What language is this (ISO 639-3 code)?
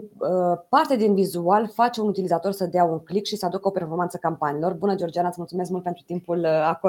ron